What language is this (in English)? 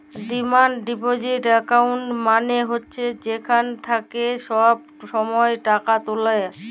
Bangla